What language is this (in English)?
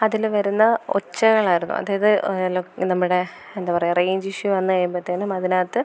Malayalam